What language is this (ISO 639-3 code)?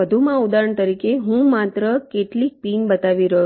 guj